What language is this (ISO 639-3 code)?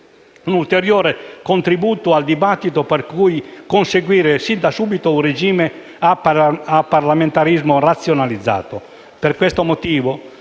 ita